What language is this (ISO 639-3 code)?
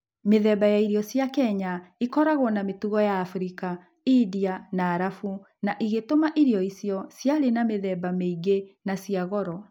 kik